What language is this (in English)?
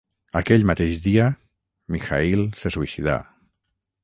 Catalan